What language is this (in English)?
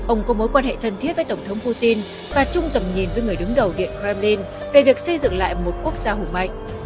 Vietnamese